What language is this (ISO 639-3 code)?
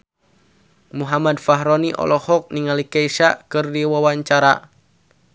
sun